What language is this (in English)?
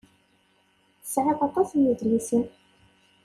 Kabyle